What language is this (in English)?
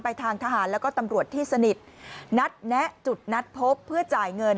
Thai